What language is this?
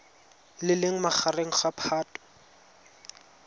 Tswana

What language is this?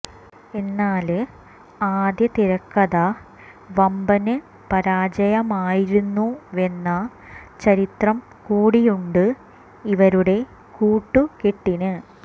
Malayalam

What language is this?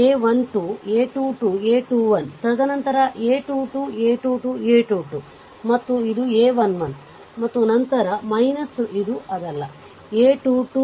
Kannada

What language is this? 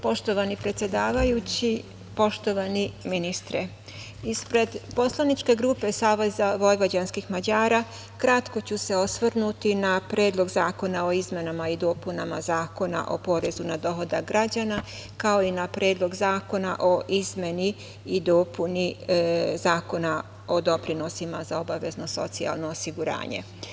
Serbian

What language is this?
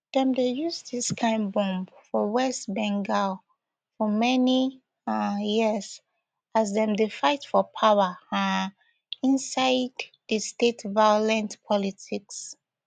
Nigerian Pidgin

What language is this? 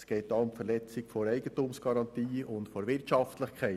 Swiss German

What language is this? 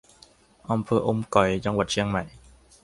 Thai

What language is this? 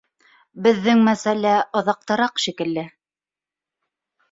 Bashkir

